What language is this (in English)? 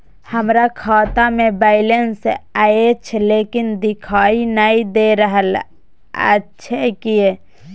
Maithili